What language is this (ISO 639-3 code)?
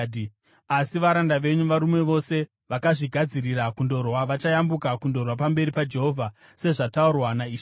sna